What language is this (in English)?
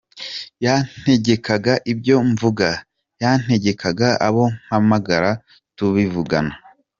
Kinyarwanda